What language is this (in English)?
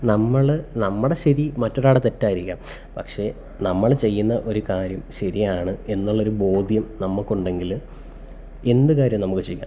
Malayalam